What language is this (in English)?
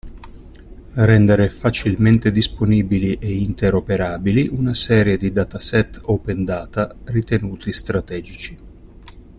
Italian